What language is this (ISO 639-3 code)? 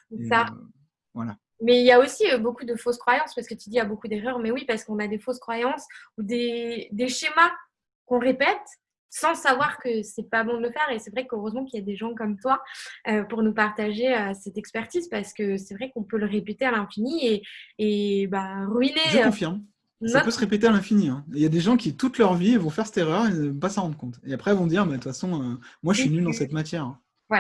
fra